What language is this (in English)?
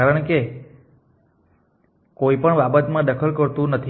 Gujarati